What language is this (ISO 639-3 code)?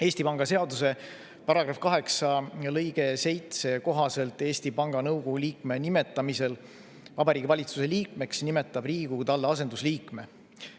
est